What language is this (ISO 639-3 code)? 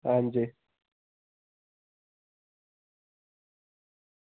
doi